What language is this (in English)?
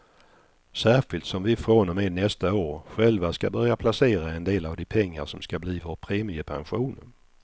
Swedish